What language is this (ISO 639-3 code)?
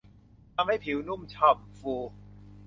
tha